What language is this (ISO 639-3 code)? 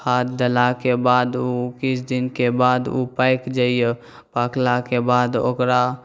mai